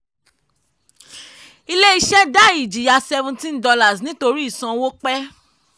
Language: Yoruba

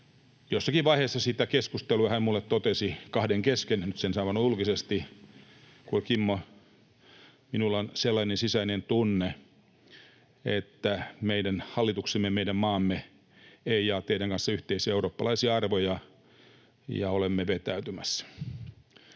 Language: Finnish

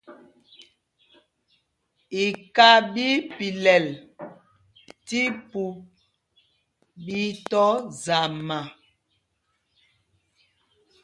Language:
Mpumpong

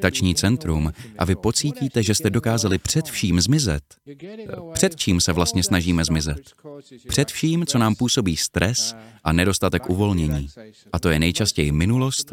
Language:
Czech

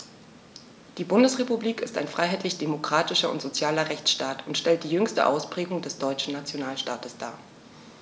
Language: German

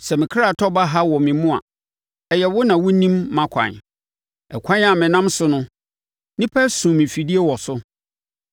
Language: Akan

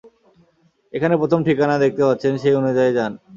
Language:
Bangla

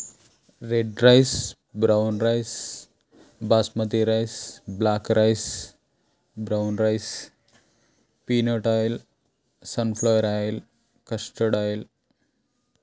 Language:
Telugu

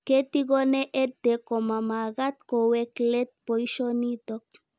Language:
Kalenjin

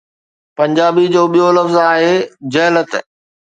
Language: Sindhi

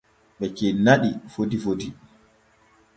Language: Borgu Fulfulde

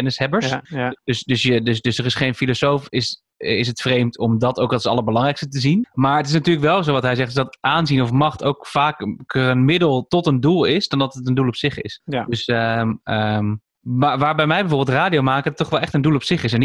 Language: Dutch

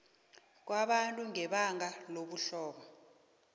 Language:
South Ndebele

